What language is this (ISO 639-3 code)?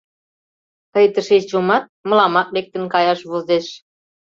chm